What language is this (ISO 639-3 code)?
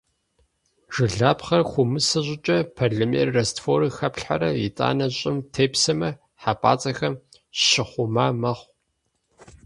kbd